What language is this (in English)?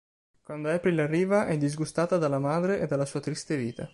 Italian